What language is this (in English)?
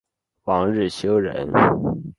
Chinese